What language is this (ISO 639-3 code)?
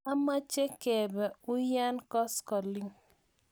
kln